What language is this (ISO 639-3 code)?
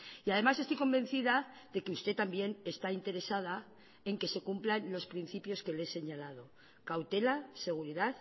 spa